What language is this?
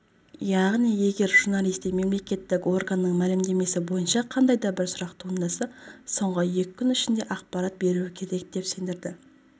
Kazakh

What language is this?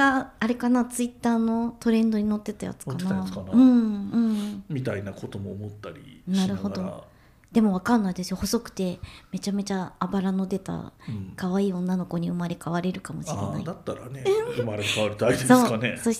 Japanese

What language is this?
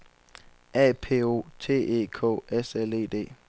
Danish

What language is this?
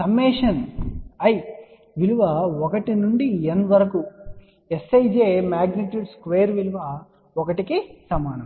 Telugu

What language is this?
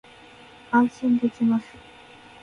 Japanese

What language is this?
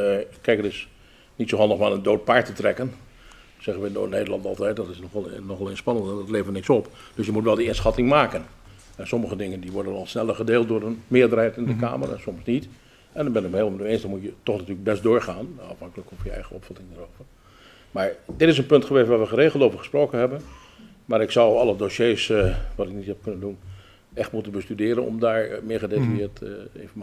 Dutch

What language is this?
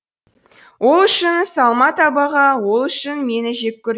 Kazakh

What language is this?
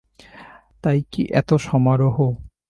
Bangla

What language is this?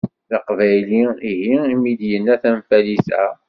Kabyle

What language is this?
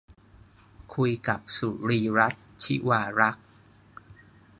Thai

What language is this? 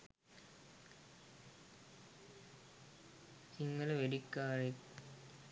Sinhala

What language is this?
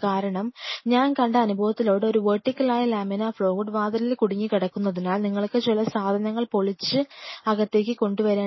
Malayalam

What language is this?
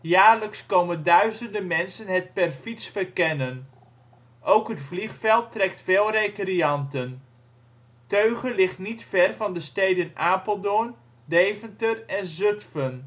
Dutch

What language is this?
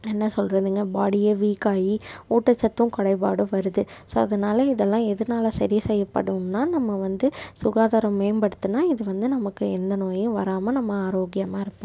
Tamil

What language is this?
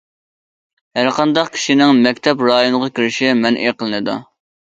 Uyghur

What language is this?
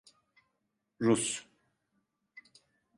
Turkish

